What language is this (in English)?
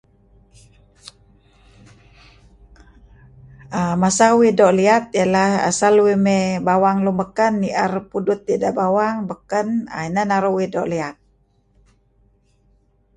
Kelabit